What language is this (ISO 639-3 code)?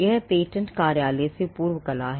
hin